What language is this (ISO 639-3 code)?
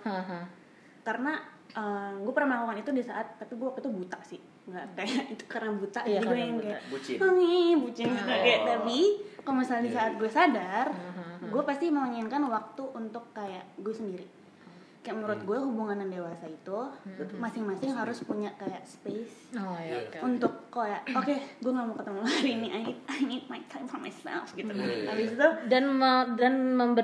ind